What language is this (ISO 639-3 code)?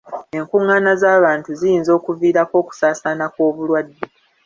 lug